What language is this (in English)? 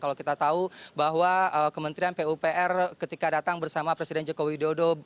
Indonesian